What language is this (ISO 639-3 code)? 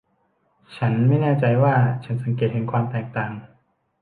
tha